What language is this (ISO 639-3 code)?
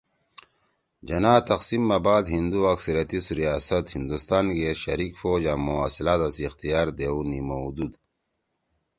trw